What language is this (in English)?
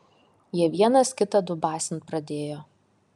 Lithuanian